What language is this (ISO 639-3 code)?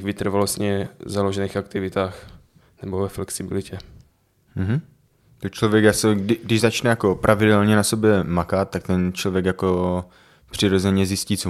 ces